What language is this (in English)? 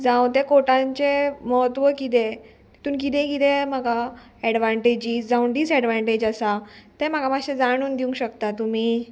Konkani